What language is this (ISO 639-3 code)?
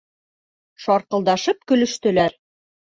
bak